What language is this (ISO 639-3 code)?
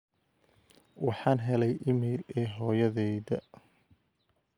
som